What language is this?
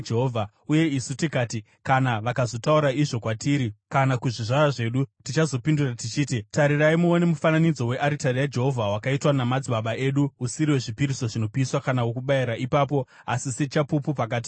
Shona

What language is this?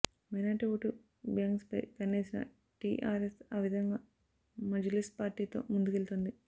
Telugu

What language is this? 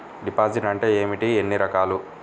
Telugu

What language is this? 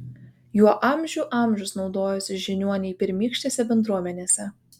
Lithuanian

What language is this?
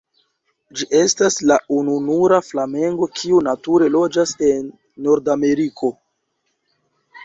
Esperanto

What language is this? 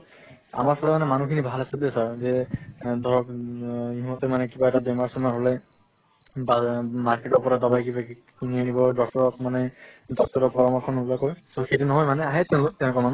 Assamese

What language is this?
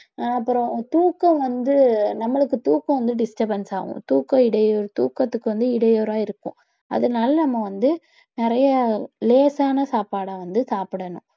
Tamil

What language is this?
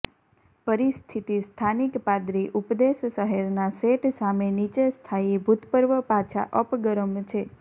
Gujarati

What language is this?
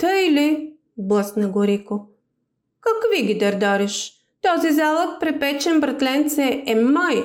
Bulgarian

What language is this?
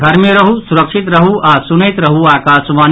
Maithili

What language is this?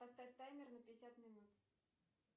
Russian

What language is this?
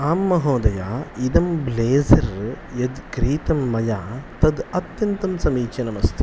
Sanskrit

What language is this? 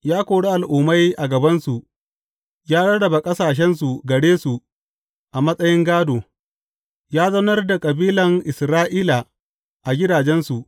Hausa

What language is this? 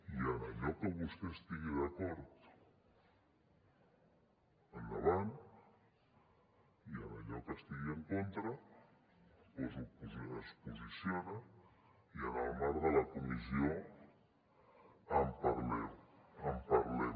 Catalan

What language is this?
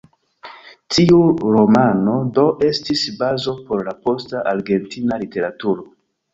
Esperanto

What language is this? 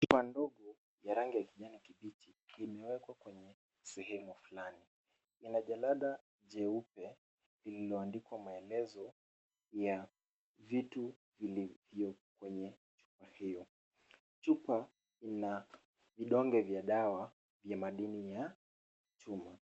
Swahili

